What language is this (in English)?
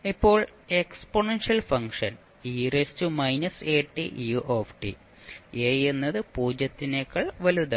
Malayalam